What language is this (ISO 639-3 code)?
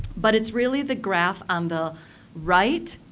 eng